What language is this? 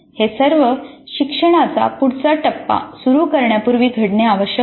Marathi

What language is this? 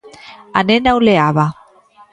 Galician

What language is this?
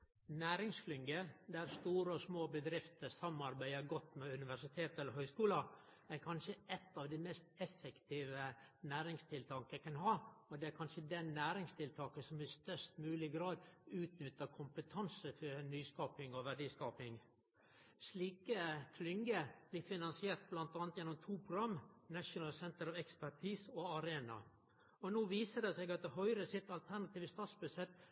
Norwegian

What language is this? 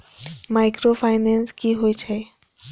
Maithili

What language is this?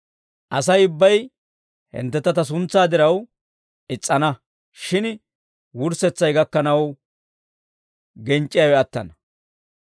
Dawro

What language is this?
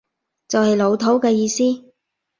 Cantonese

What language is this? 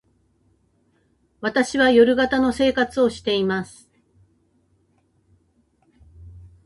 Japanese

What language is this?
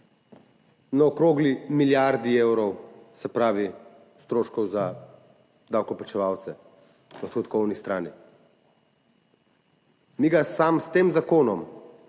Slovenian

